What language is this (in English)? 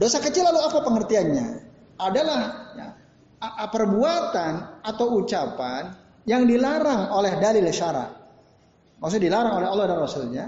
Indonesian